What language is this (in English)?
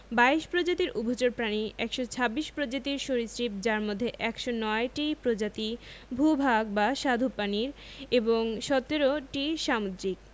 Bangla